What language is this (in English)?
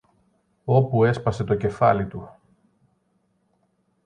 Greek